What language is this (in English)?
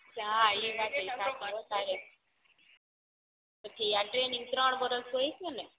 Gujarati